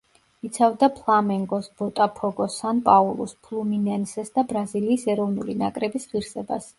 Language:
Georgian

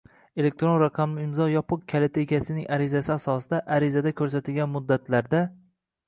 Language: Uzbek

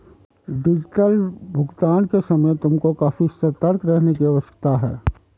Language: Hindi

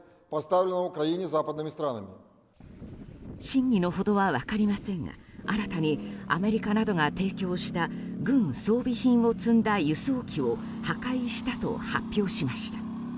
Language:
Japanese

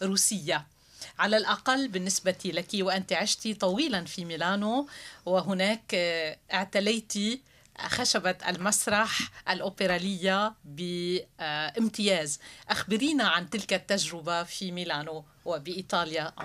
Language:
Arabic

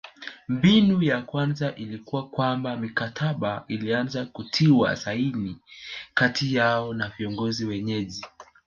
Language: Swahili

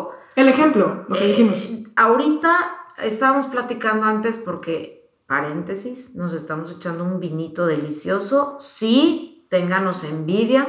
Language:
Spanish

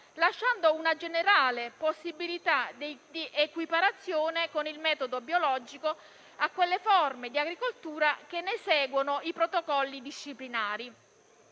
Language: Italian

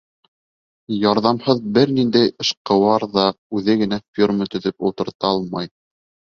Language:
Bashkir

